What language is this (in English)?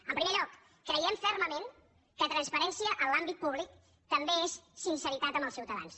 Catalan